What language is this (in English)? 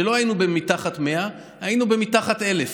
Hebrew